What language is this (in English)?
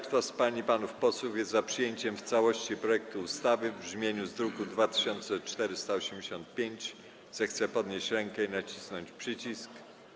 Polish